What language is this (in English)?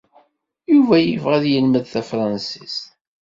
Kabyle